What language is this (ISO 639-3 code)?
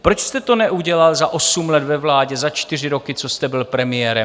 ces